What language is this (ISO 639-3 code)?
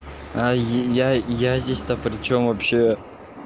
rus